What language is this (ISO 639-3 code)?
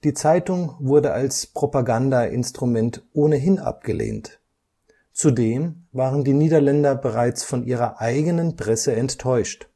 deu